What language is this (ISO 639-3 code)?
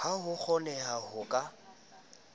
sot